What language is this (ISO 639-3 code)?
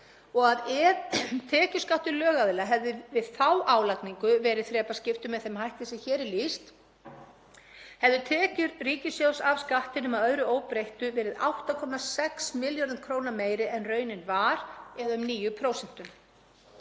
isl